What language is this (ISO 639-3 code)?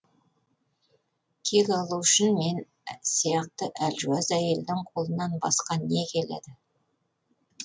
kaz